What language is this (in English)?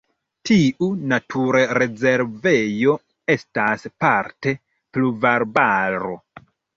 Esperanto